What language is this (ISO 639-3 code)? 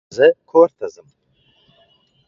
pus